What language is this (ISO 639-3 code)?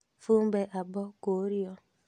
kik